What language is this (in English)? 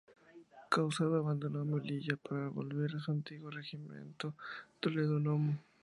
Spanish